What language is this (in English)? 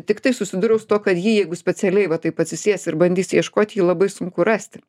Lithuanian